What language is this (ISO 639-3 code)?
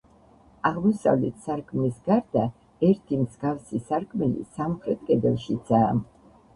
kat